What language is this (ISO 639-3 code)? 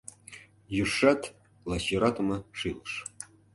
chm